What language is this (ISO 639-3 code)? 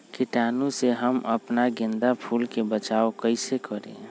mag